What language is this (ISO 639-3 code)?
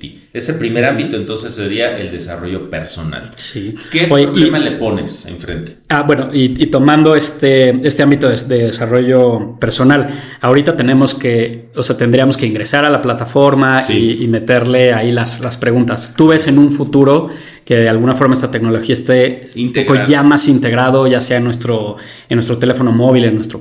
spa